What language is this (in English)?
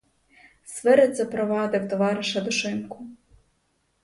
Ukrainian